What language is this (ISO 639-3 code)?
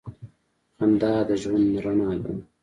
pus